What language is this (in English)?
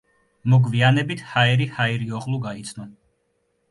Georgian